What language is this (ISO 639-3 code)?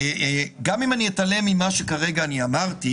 heb